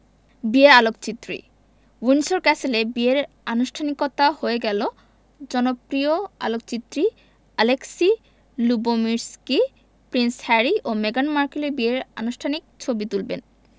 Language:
Bangla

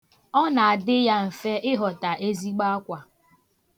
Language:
Igbo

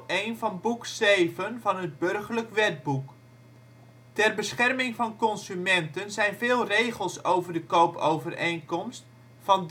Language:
Dutch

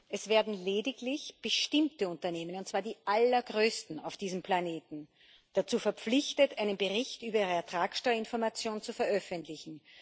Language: German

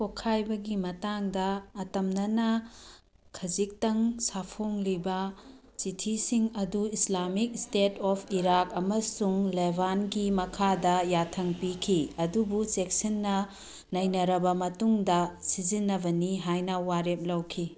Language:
Manipuri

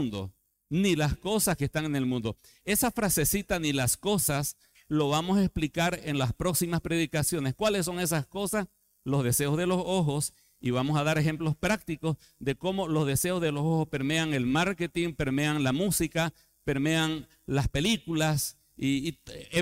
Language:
Spanish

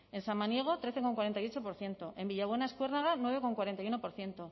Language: Spanish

